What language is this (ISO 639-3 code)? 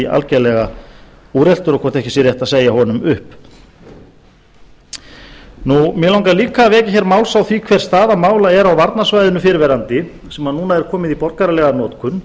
isl